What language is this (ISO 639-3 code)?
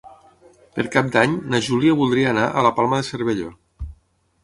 cat